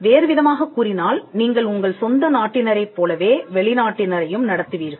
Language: Tamil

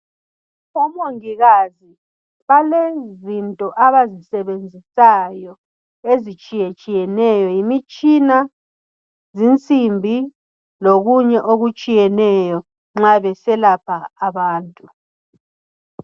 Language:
North Ndebele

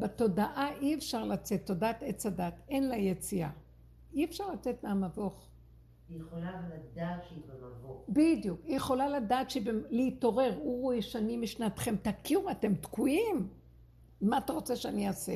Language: Hebrew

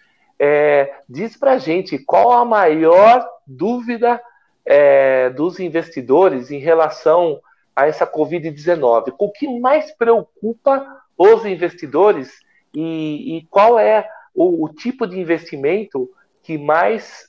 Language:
Portuguese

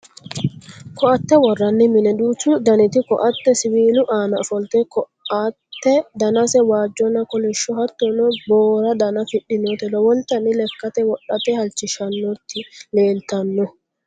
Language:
Sidamo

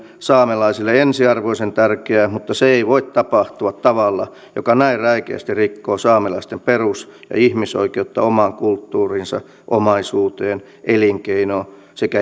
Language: Finnish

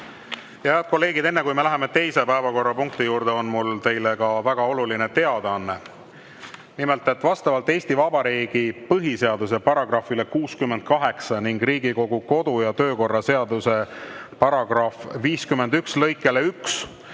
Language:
Estonian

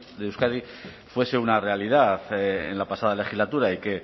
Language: Spanish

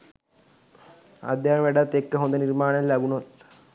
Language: Sinhala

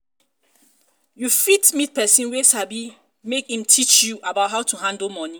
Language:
Nigerian Pidgin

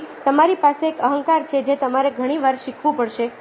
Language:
Gujarati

